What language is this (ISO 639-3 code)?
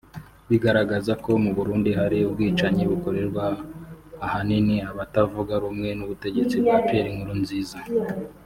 kin